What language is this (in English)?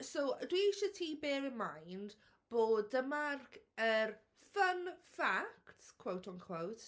Welsh